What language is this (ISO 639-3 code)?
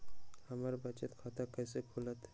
mag